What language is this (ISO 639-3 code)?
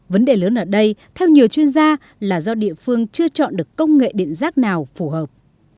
vie